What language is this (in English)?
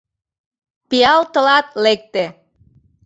Mari